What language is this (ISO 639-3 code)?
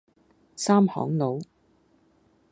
yue